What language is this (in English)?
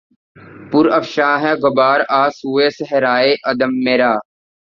Urdu